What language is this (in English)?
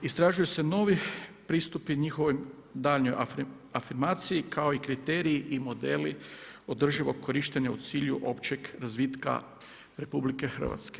Croatian